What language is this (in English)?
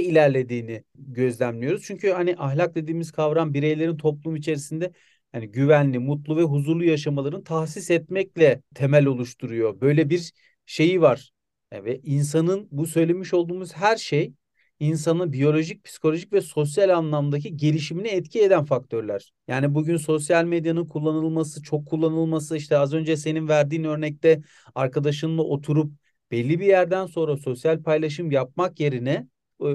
Turkish